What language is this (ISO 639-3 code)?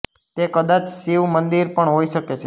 guj